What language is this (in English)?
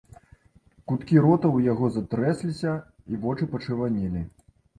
Belarusian